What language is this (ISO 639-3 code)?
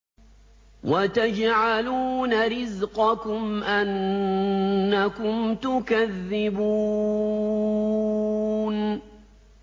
ara